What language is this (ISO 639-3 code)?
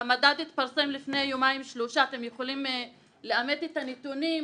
heb